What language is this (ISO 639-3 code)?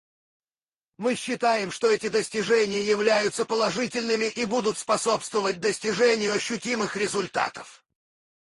rus